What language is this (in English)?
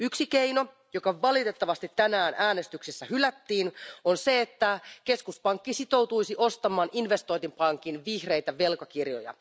Finnish